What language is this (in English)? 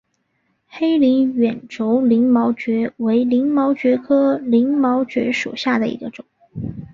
Chinese